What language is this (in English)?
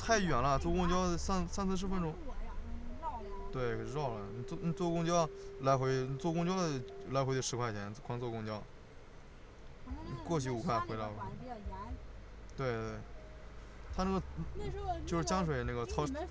Chinese